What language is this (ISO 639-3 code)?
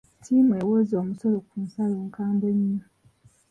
lug